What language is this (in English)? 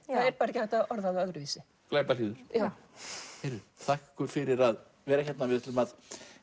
Icelandic